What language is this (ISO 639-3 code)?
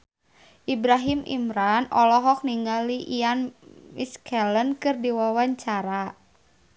sun